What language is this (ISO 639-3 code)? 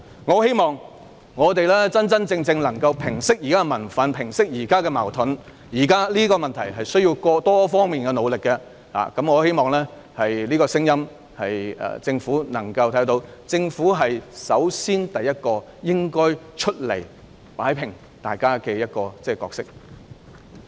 yue